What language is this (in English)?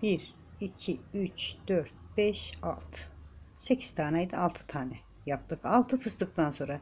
Turkish